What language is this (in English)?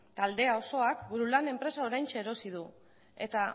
Basque